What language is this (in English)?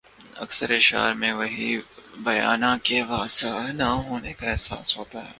Urdu